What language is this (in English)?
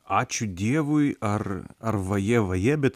Lithuanian